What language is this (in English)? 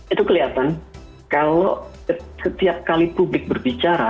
Indonesian